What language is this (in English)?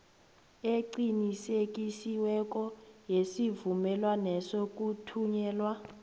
South Ndebele